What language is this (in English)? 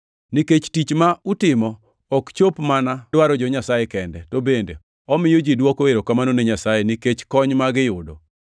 Luo (Kenya and Tanzania)